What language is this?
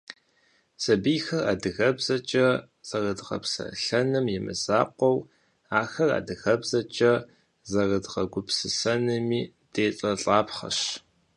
Kabardian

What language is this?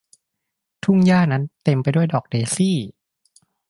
Thai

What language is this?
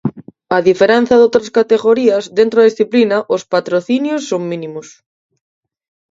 Galician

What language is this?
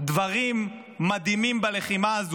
Hebrew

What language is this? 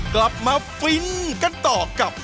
Thai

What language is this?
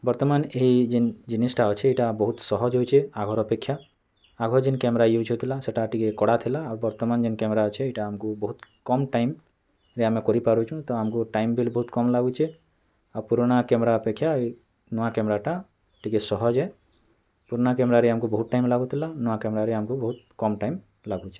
Odia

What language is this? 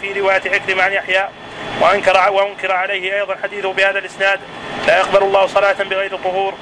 Arabic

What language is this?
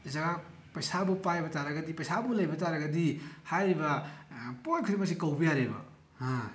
Manipuri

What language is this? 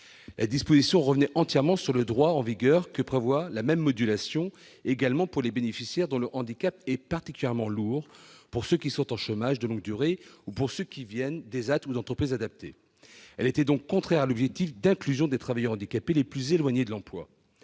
French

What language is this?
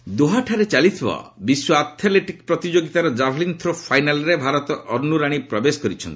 Odia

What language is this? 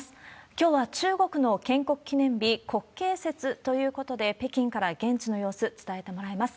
Japanese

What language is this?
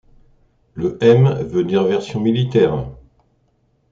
French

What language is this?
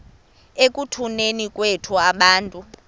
Xhosa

